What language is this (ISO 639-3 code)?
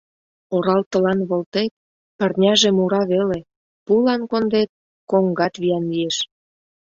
chm